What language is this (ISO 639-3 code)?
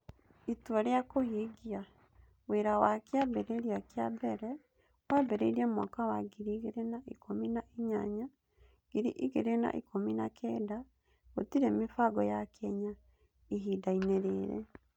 kik